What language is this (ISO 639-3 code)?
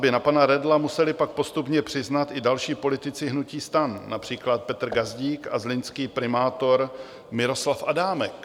ces